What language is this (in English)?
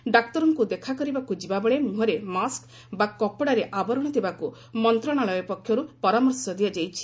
Odia